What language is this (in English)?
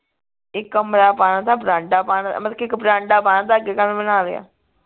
Punjabi